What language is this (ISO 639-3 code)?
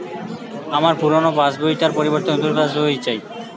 ben